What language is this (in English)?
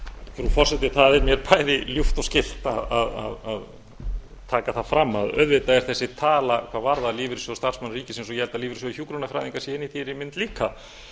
Icelandic